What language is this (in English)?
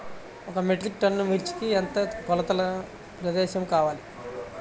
Telugu